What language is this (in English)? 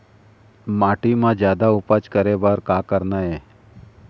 Chhattisgarhi